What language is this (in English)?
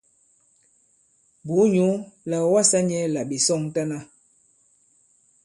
Bankon